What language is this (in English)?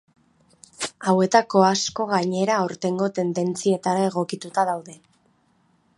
Basque